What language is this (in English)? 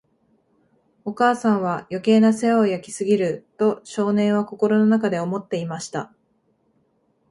Japanese